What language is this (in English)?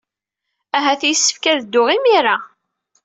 Kabyle